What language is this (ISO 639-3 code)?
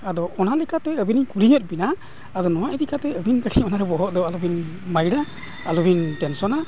sat